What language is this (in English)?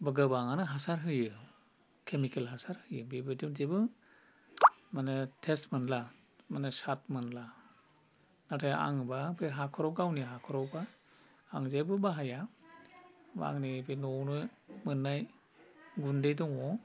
Bodo